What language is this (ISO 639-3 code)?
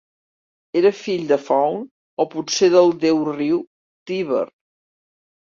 cat